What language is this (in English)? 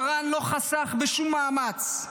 Hebrew